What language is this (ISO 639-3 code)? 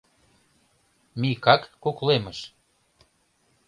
chm